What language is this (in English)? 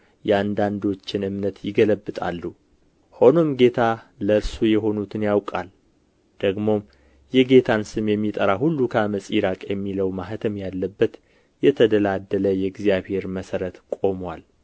Amharic